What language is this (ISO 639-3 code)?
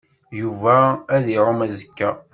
kab